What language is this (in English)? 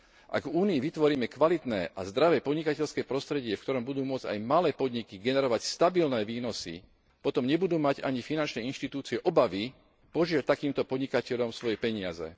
Slovak